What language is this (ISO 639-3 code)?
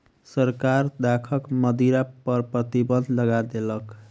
mai